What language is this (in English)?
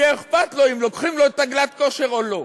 Hebrew